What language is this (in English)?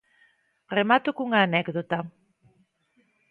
Galician